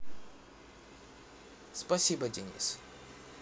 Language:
Russian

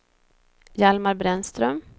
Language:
Swedish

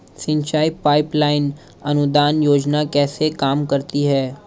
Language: Hindi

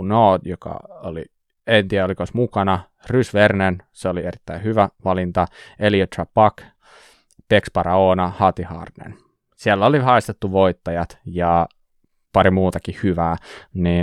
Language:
Finnish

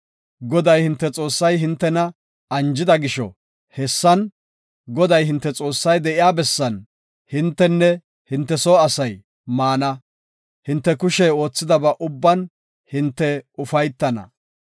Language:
Gofa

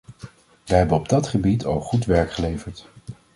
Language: Dutch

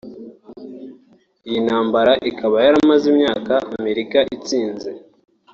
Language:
Kinyarwanda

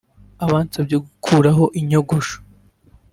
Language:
Kinyarwanda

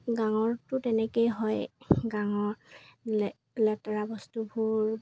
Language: Assamese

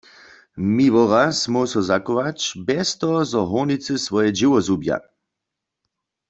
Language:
Upper Sorbian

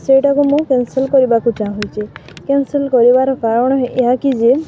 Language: Odia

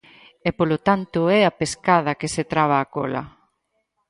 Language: Galician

